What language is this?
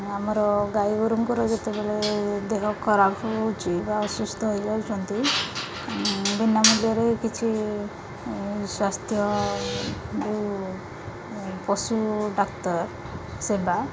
Odia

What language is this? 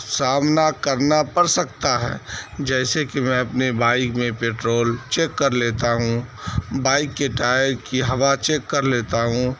Urdu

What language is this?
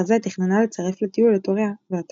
Hebrew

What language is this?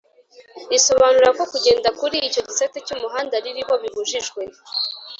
Kinyarwanda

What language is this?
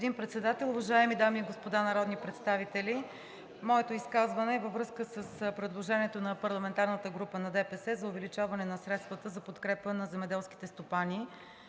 Bulgarian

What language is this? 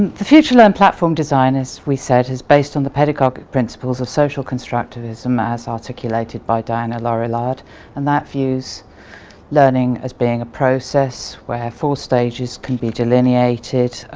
English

